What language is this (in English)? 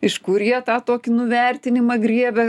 Lithuanian